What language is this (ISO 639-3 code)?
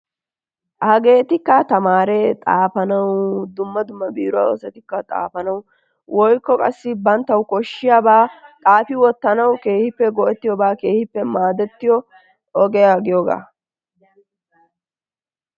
wal